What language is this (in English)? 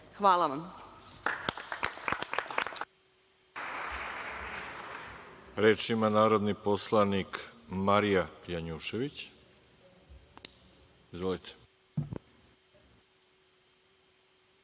Serbian